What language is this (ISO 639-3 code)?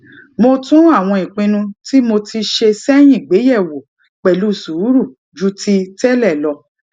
yor